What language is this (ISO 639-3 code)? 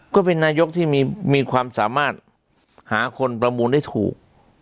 tha